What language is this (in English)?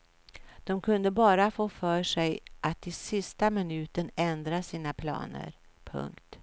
Swedish